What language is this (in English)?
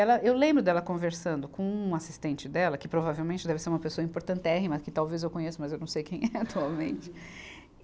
Portuguese